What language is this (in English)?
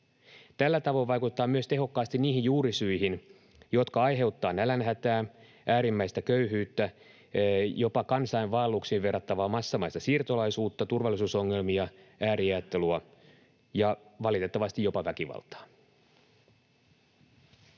Finnish